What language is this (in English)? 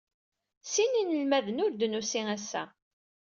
Kabyle